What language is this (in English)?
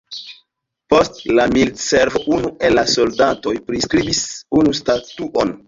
Esperanto